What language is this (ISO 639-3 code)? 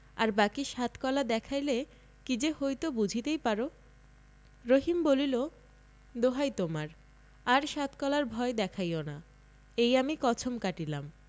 ben